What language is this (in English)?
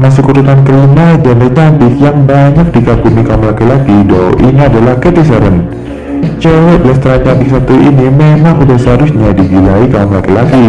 Indonesian